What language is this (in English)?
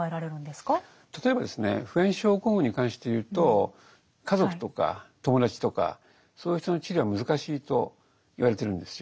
Japanese